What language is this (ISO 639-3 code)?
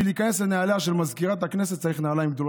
heb